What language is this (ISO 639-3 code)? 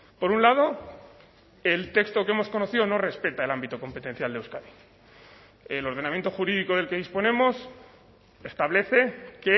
spa